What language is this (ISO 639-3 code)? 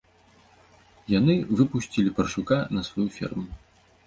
bel